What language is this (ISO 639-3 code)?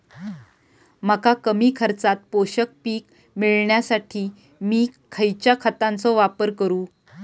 mar